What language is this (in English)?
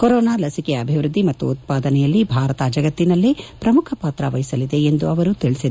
Kannada